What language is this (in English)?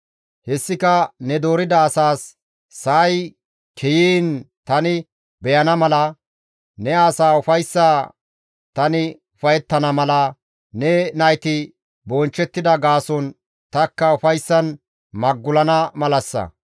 Gamo